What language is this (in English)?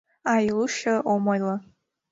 Mari